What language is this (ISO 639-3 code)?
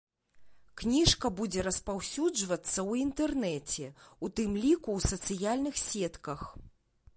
bel